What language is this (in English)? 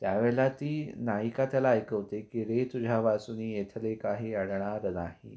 Marathi